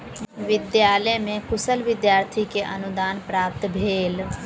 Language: Maithili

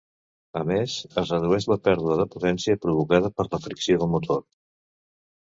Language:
Catalan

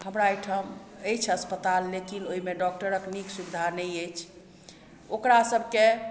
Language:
Maithili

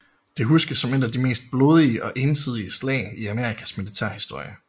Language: Danish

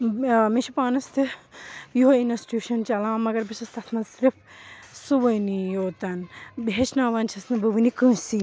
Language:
Kashmiri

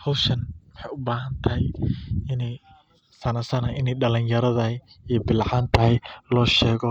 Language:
Somali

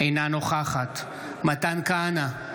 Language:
Hebrew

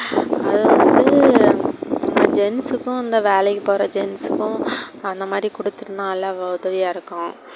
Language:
Tamil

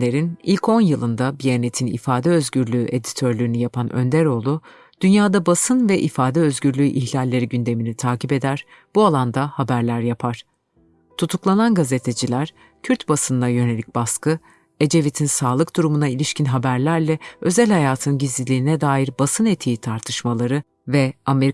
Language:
Turkish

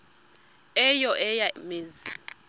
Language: Xhosa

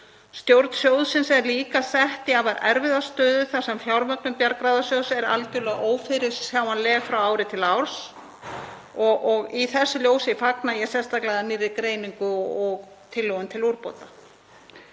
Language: Icelandic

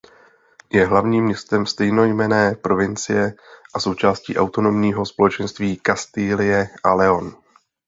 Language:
Czech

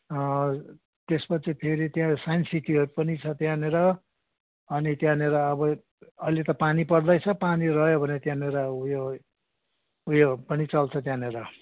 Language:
Nepali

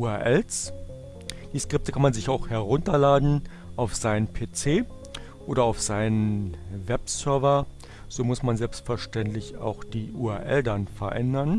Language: German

